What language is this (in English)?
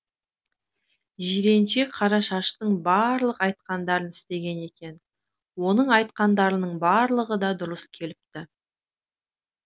Kazakh